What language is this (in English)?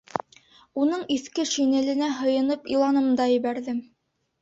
Bashkir